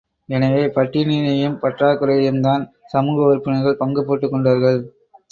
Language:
Tamil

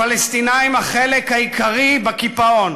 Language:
Hebrew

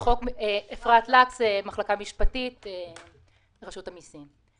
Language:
Hebrew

